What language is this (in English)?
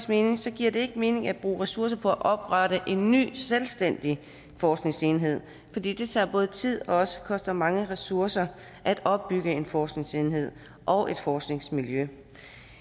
Danish